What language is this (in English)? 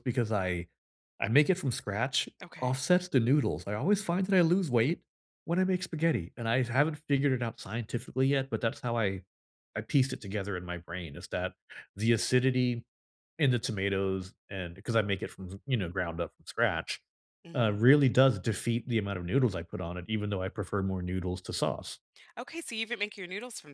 English